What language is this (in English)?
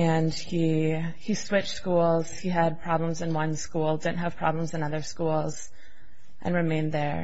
English